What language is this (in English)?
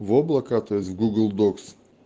Russian